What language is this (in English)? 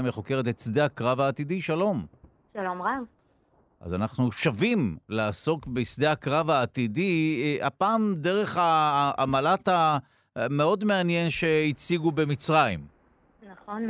Hebrew